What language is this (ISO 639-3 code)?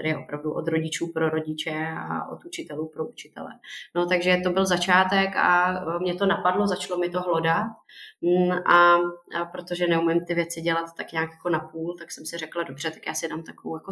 ces